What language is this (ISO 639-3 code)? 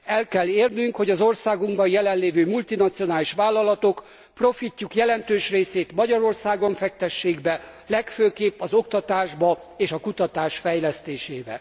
hun